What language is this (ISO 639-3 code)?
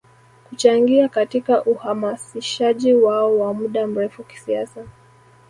swa